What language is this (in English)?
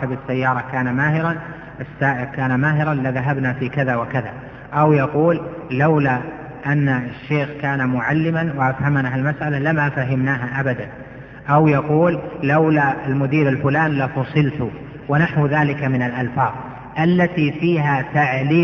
Arabic